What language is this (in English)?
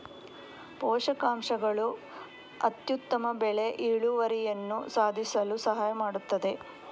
Kannada